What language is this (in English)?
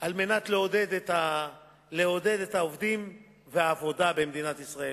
Hebrew